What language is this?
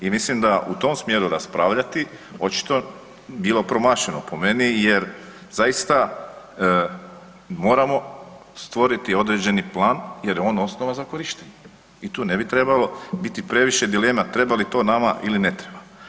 Croatian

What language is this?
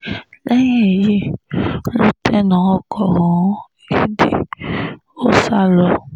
Yoruba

